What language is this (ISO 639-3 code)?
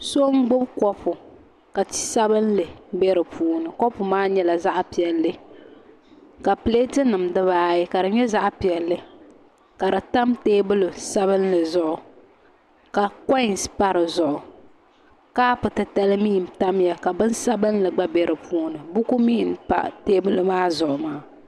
dag